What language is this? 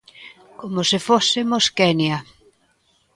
Galician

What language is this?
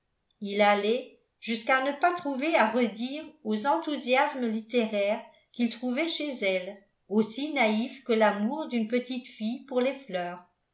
French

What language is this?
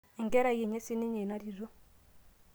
Masai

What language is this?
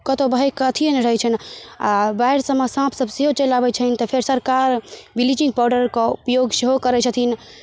Maithili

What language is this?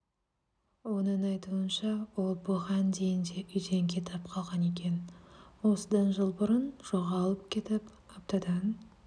Kazakh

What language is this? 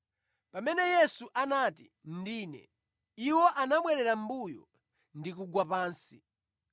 Nyanja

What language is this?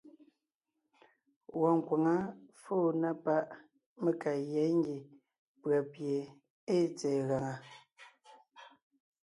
Ngiemboon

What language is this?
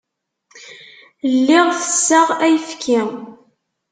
Kabyle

